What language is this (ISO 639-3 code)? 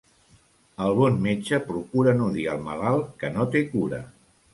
cat